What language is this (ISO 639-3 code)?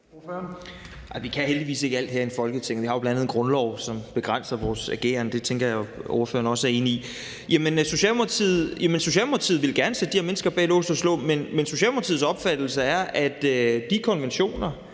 dan